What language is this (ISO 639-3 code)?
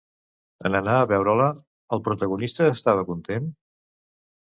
cat